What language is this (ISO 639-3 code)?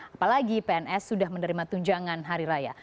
ind